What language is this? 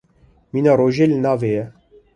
Kurdish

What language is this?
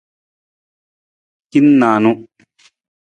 Nawdm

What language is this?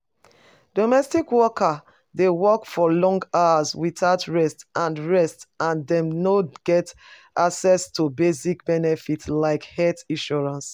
Nigerian Pidgin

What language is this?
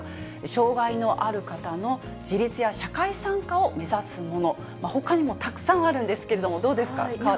Japanese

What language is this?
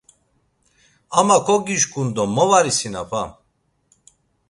Laz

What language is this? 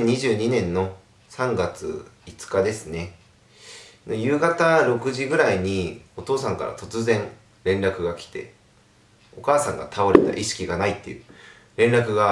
Japanese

